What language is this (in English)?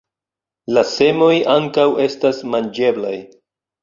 Esperanto